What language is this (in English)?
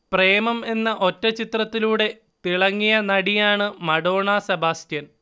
Malayalam